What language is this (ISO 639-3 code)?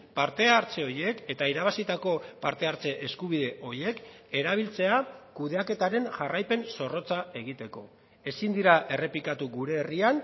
eus